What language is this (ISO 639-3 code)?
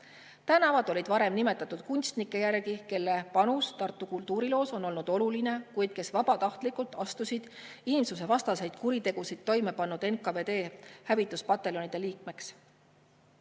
est